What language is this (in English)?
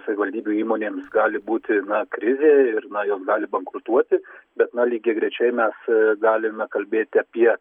Lithuanian